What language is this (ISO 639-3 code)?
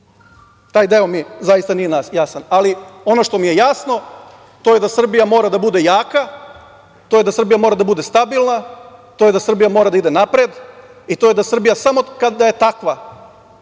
srp